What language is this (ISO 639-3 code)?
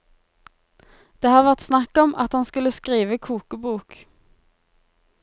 nor